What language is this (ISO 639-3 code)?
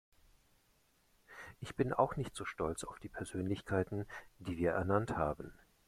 deu